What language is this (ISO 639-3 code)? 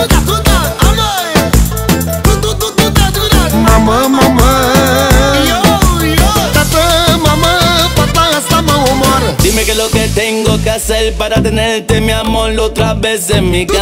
ron